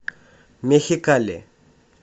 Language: Russian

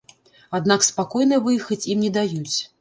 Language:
Belarusian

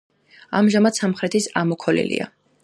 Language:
Georgian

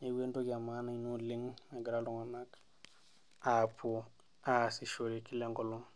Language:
Masai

